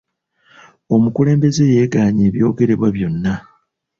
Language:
Ganda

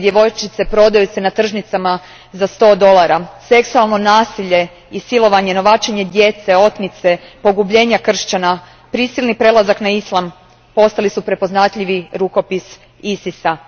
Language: Croatian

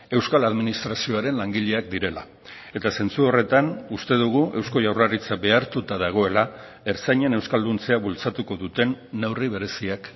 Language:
Basque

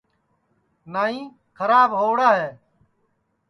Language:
Sansi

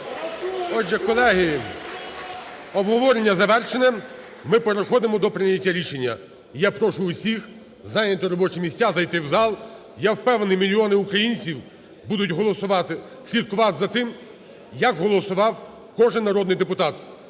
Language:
Ukrainian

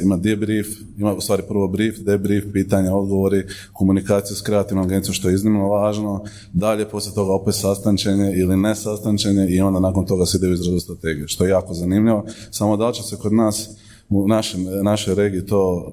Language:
Croatian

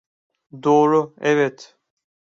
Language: Turkish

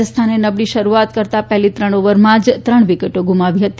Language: Gujarati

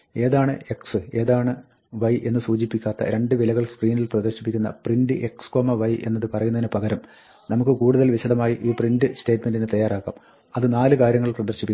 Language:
Malayalam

